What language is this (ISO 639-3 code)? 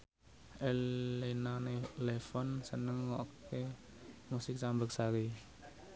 jav